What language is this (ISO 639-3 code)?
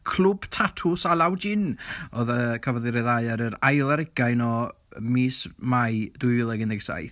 cym